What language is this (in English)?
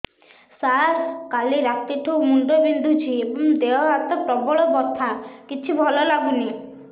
Odia